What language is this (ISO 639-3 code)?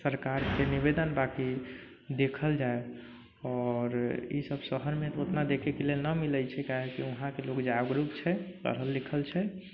mai